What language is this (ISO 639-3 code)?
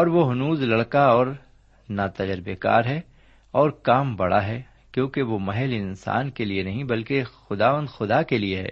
urd